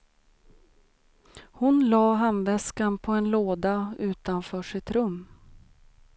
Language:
Swedish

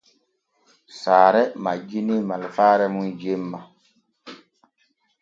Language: Borgu Fulfulde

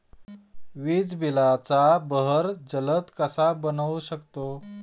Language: Marathi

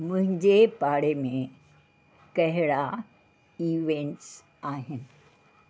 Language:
Sindhi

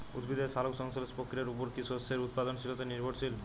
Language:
Bangla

